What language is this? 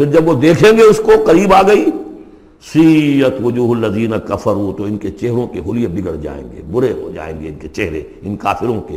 Urdu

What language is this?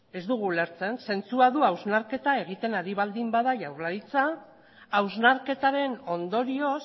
Basque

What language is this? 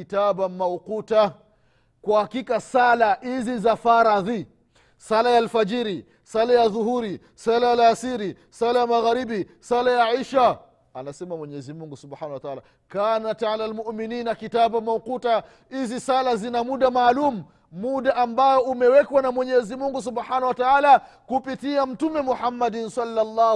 Swahili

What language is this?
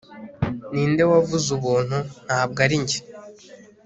Kinyarwanda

